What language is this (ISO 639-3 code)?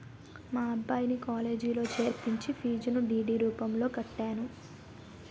tel